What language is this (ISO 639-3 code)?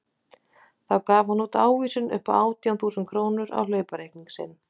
isl